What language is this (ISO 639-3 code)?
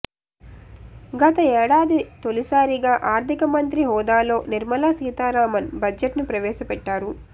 tel